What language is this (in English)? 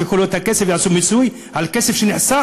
Hebrew